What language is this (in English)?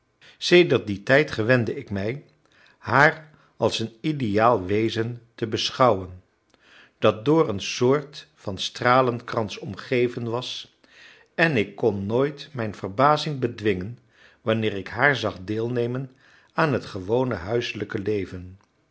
Dutch